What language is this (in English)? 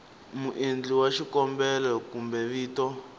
Tsonga